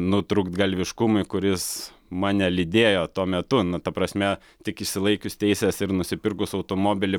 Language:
Lithuanian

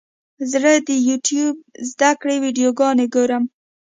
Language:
Pashto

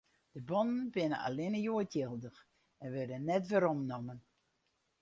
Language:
Western Frisian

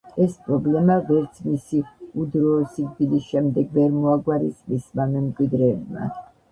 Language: Georgian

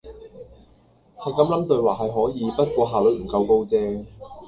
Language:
Cantonese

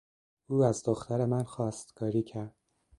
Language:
Persian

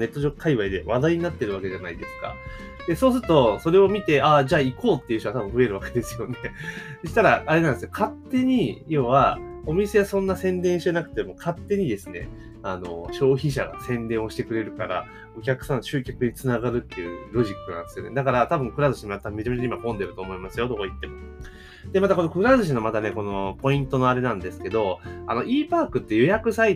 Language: Japanese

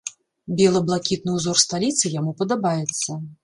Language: Belarusian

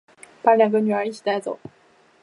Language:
Chinese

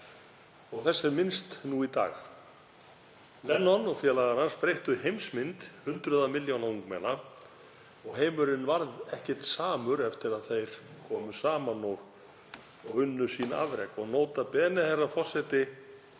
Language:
Icelandic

